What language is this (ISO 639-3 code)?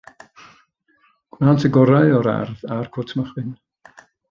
cym